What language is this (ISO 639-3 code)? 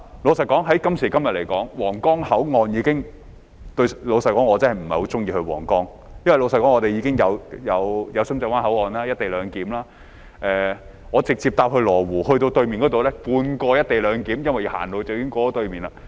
yue